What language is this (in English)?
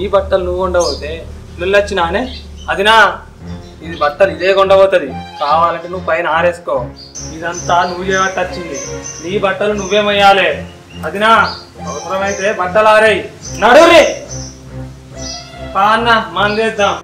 Telugu